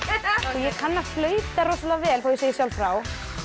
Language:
Icelandic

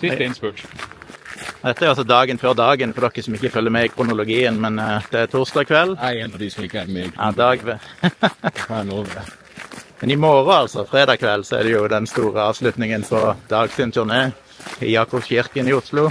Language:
Norwegian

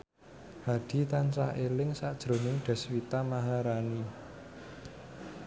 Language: Javanese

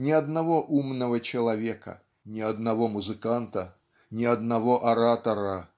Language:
Russian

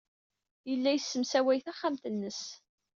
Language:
Kabyle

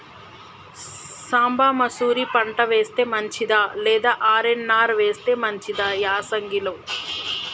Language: Telugu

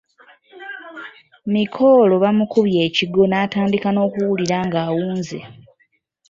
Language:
Ganda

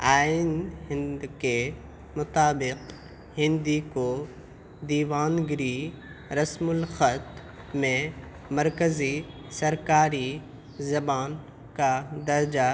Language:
Urdu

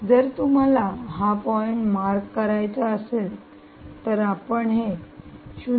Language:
Marathi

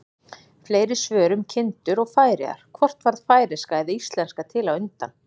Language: Icelandic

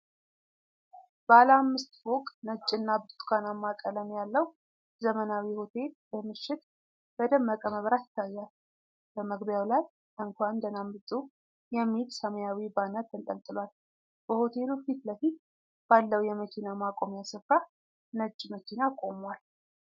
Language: Amharic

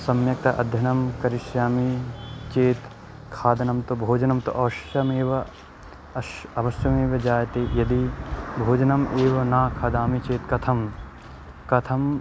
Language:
Sanskrit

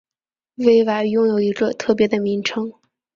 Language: Chinese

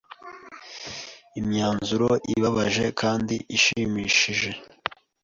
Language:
Kinyarwanda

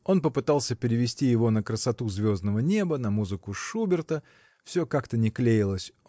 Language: Russian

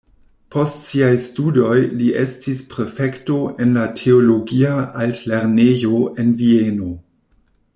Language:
Esperanto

